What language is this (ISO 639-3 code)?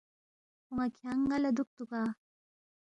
bft